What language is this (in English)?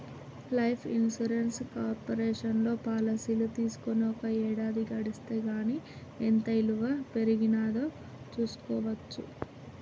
Telugu